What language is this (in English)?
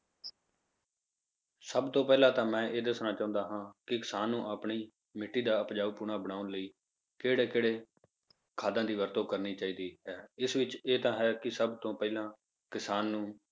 Punjabi